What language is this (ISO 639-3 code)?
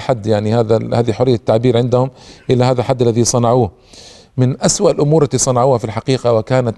ara